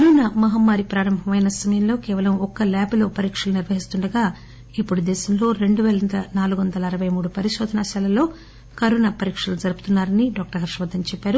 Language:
Telugu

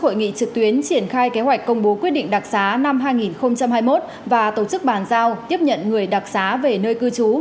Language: Vietnamese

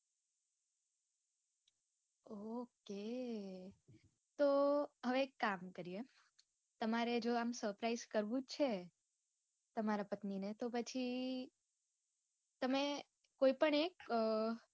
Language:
Gujarati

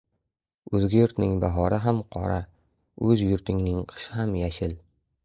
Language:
Uzbek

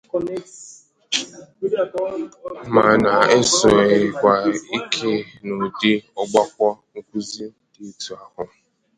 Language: Igbo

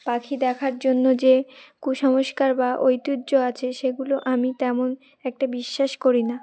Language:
Bangla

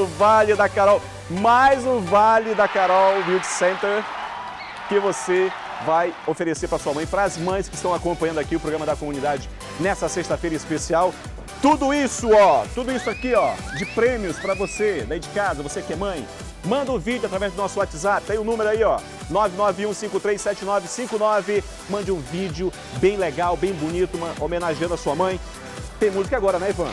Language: Portuguese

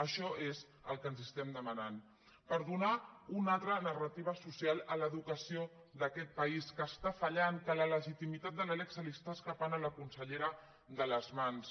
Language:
Catalan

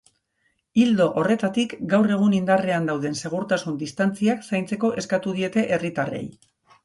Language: Basque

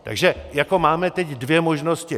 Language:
Czech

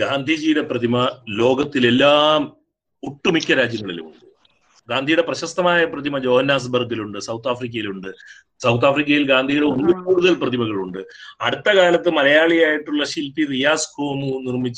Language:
Malayalam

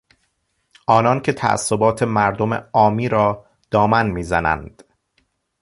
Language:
Persian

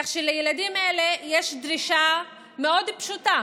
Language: Hebrew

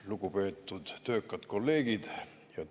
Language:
Estonian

